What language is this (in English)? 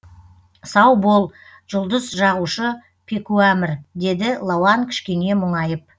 Kazakh